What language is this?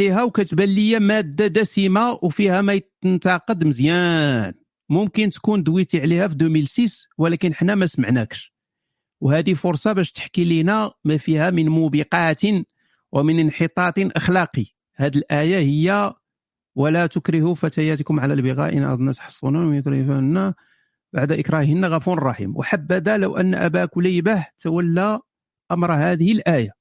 Arabic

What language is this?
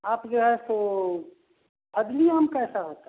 Hindi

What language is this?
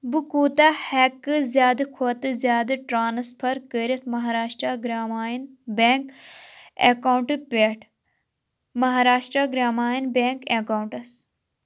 Kashmiri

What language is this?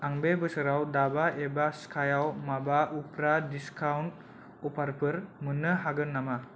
Bodo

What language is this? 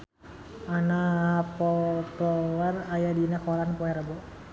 Sundanese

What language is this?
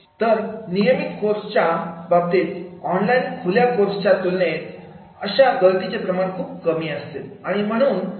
Marathi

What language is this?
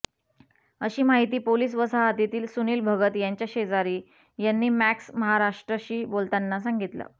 Marathi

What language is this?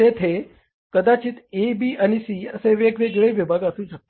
Marathi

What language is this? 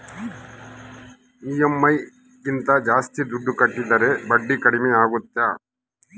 Kannada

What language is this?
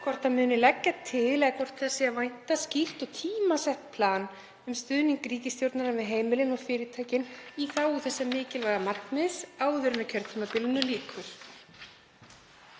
Icelandic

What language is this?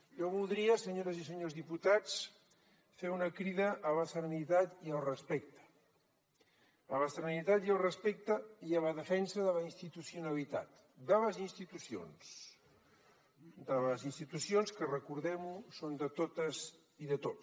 Catalan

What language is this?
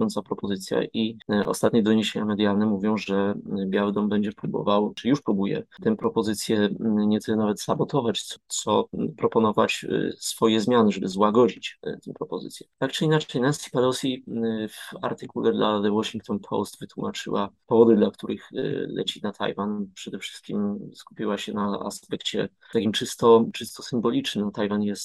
Polish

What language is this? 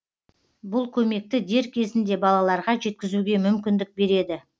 Kazakh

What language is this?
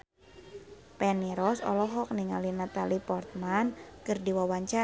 Sundanese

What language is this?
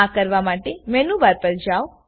Gujarati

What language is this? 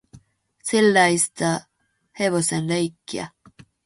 Finnish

